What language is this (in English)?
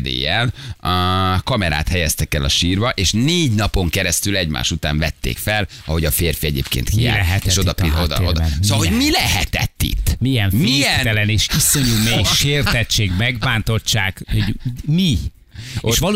Hungarian